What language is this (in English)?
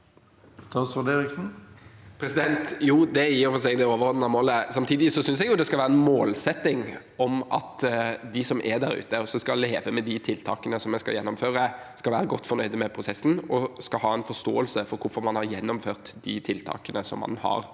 Norwegian